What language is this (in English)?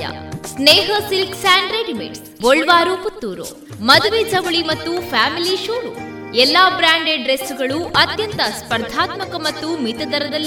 Kannada